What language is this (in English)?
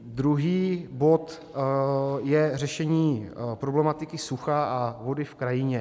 Czech